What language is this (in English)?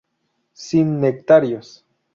Spanish